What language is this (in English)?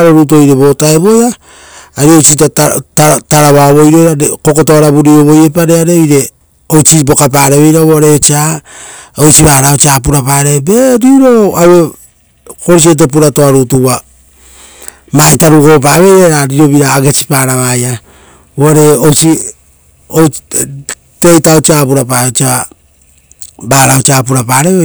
Rotokas